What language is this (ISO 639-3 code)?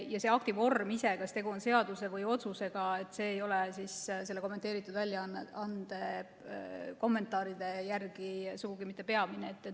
est